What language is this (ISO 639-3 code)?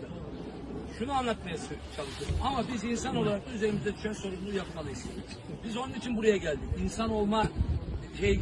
tur